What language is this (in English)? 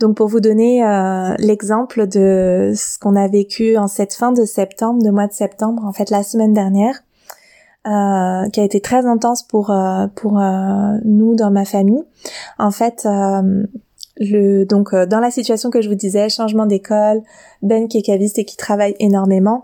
French